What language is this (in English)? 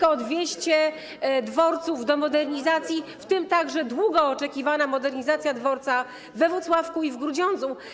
Polish